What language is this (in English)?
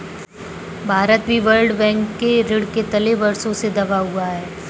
Hindi